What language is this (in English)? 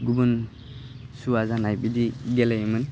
Bodo